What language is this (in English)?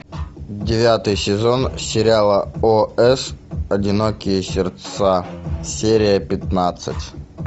Russian